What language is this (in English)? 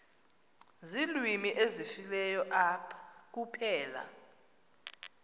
Xhosa